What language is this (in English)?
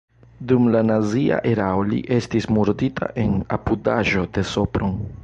Esperanto